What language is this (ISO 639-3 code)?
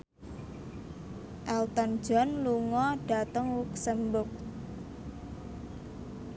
jav